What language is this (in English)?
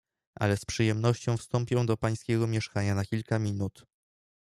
Polish